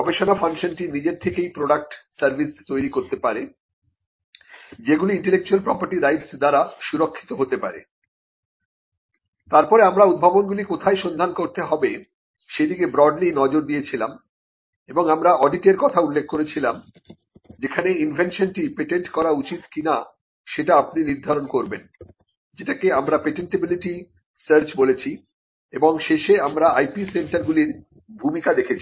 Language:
Bangla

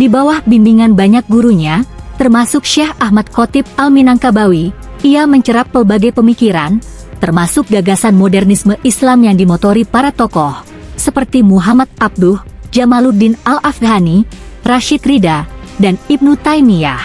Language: Indonesian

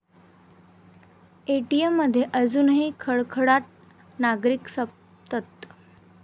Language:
Marathi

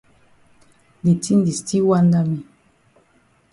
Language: Cameroon Pidgin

